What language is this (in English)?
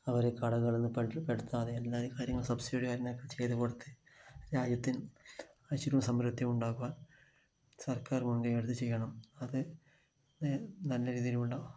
Malayalam